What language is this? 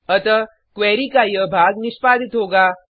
Hindi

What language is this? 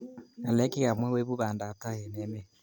Kalenjin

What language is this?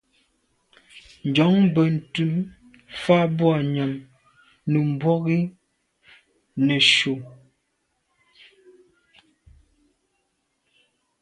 Medumba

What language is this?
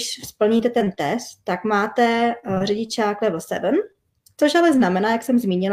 Czech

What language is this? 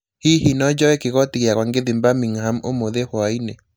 Kikuyu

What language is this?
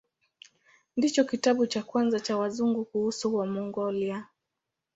Swahili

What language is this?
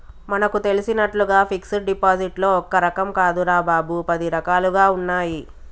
Telugu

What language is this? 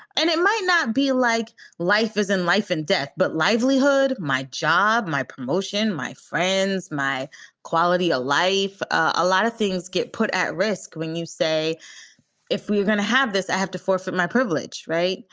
English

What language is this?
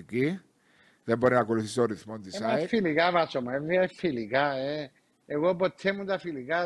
Greek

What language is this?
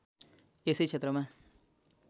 Nepali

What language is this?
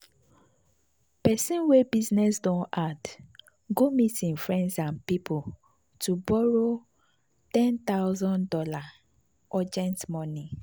Nigerian Pidgin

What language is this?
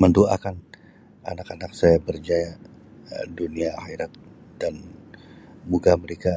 Sabah Malay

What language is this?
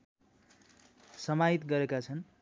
Nepali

